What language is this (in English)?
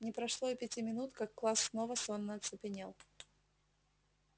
Russian